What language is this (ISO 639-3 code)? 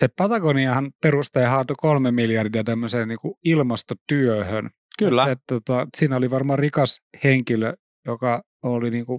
fin